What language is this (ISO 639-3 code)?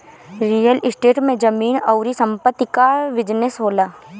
bho